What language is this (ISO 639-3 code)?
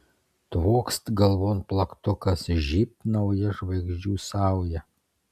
lit